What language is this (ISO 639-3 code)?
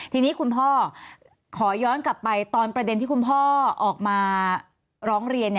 tha